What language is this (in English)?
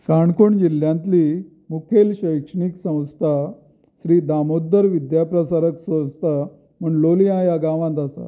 Konkani